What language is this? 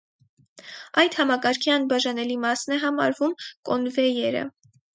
Armenian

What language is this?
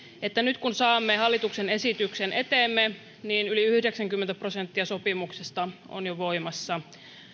Finnish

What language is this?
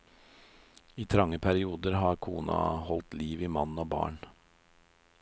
Norwegian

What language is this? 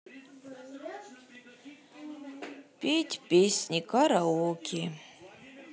Russian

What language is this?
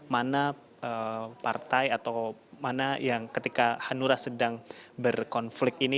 Indonesian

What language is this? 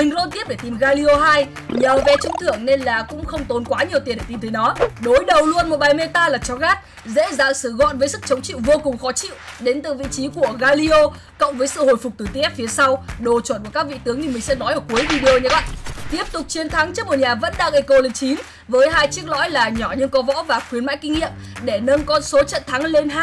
Vietnamese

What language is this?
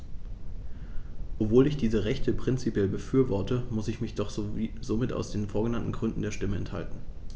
German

